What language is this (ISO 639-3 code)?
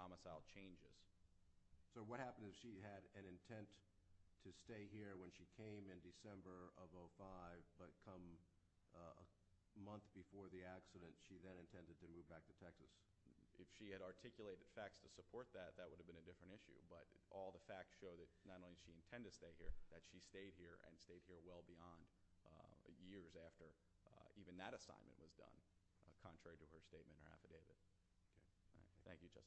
eng